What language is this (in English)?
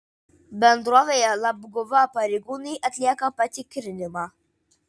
Lithuanian